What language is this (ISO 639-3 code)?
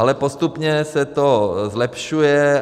ces